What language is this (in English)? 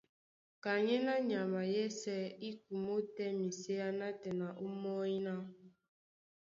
Duala